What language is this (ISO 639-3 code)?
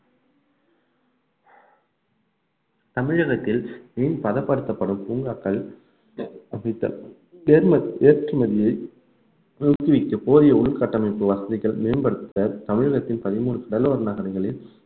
tam